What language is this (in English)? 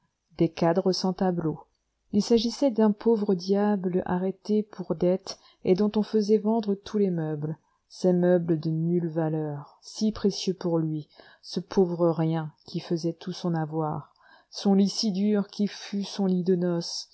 French